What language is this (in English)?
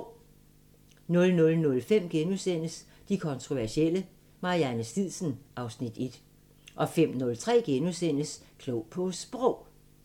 Danish